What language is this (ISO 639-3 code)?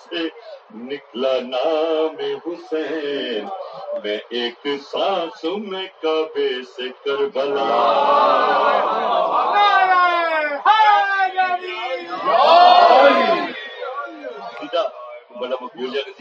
urd